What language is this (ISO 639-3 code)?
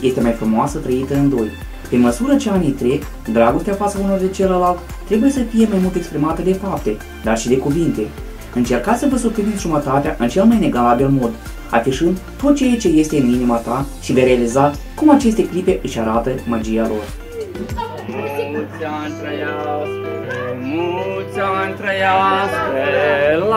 ron